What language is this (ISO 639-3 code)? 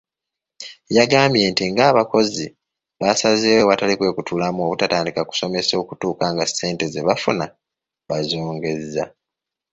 lug